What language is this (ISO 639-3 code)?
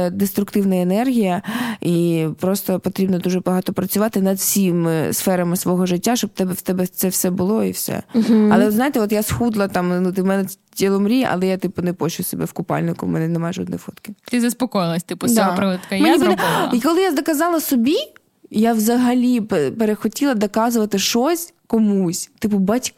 ukr